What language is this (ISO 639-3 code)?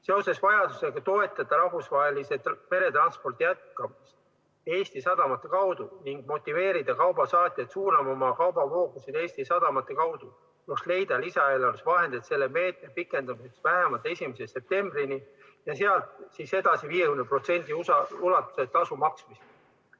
est